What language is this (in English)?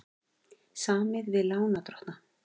Icelandic